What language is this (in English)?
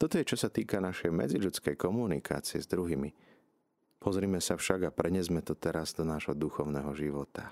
Slovak